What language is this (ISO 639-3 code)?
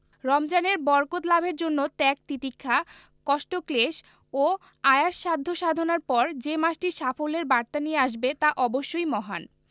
ben